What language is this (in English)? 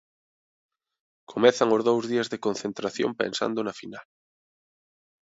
Galician